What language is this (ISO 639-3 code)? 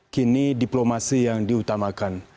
ind